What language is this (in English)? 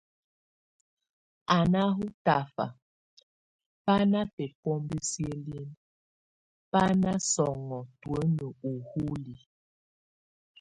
Tunen